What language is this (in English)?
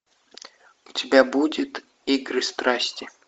Russian